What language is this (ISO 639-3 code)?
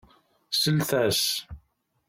kab